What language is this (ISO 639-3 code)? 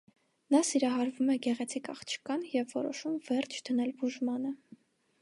hye